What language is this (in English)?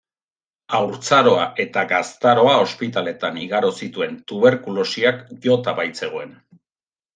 Basque